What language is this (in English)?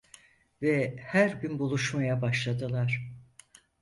Turkish